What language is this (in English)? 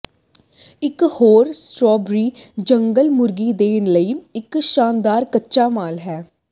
Punjabi